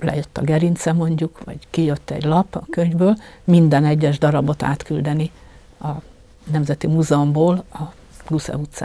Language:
Hungarian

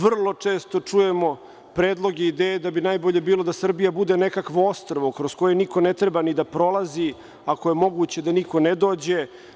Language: Serbian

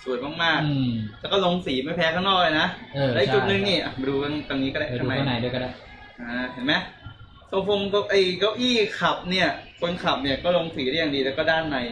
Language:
Thai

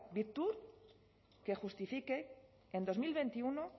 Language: Spanish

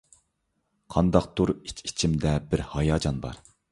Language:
Uyghur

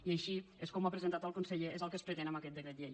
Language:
Catalan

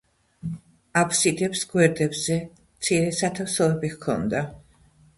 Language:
Georgian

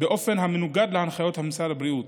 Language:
Hebrew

